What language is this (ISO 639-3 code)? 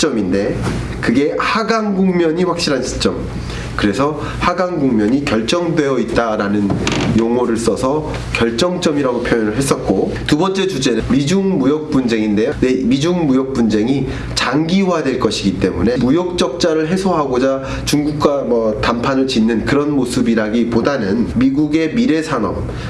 kor